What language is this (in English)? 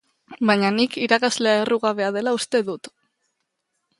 Basque